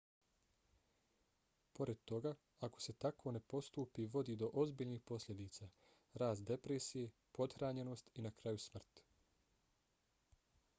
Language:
Bosnian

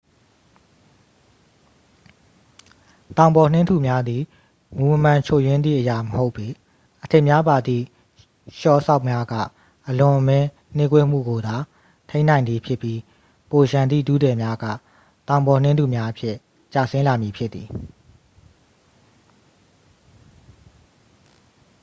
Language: Burmese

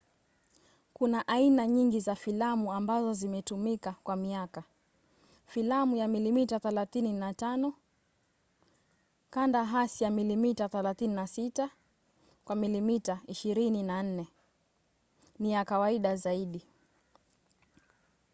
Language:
Swahili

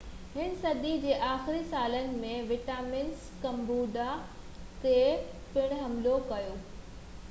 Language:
Sindhi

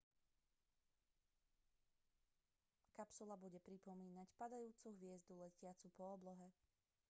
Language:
Slovak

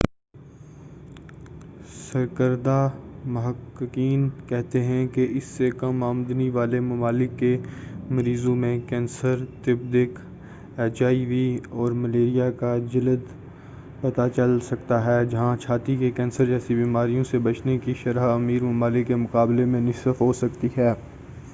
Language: Urdu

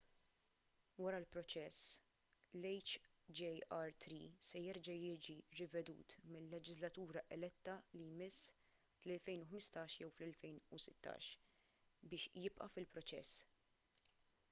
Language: Maltese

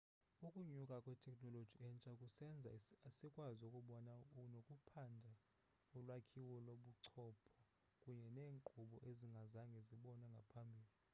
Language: Xhosa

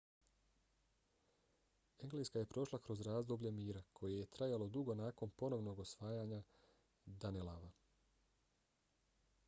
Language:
Bosnian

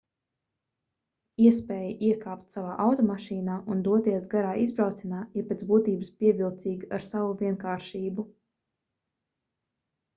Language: Latvian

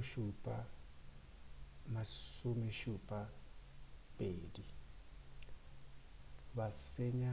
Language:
Northern Sotho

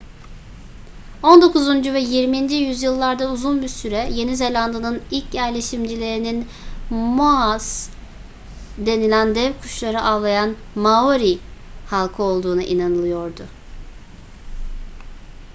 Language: Turkish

